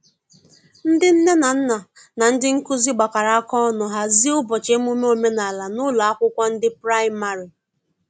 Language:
Igbo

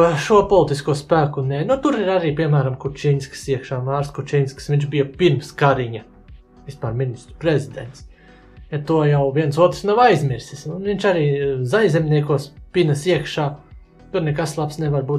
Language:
Latvian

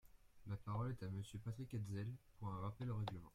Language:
French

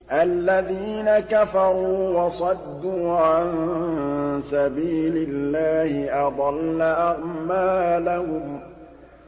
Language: Arabic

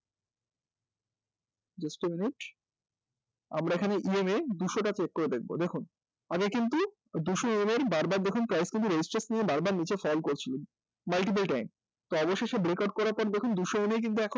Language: Bangla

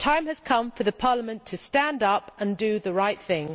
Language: English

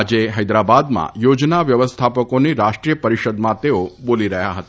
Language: Gujarati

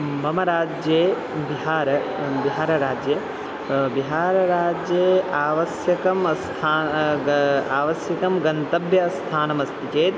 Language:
Sanskrit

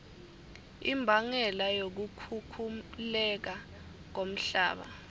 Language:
Swati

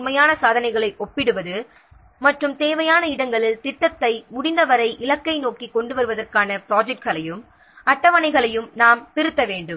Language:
Tamil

